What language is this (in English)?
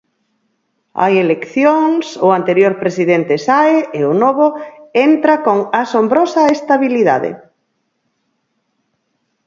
Galician